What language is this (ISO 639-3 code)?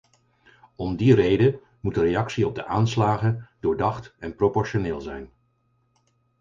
nld